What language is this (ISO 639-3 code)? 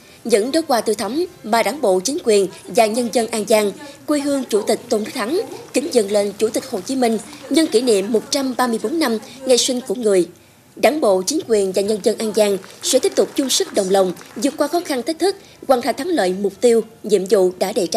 vie